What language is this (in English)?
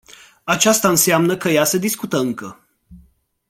Romanian